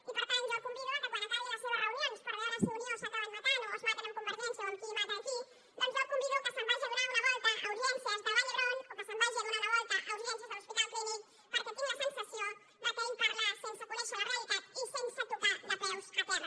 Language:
Catalan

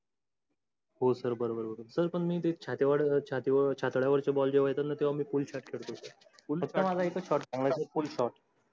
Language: Marathi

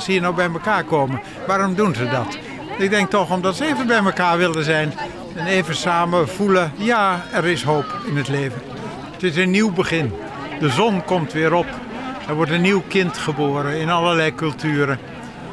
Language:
Dutch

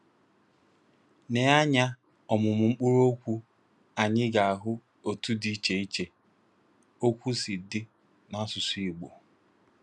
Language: Igbo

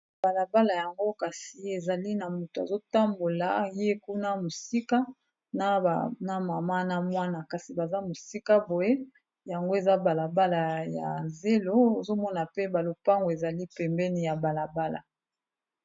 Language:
Lingala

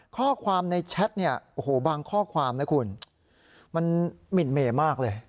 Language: Thai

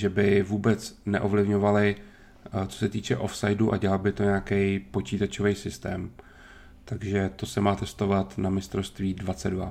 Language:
Czech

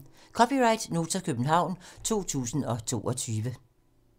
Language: Danish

